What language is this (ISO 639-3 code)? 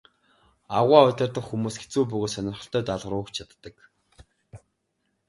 mon